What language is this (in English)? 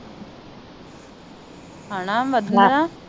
Punjabi